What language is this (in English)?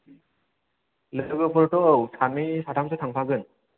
Bodo